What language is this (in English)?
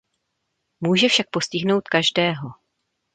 Czech